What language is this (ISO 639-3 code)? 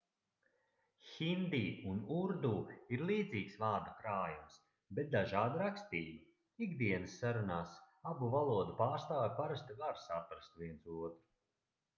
lav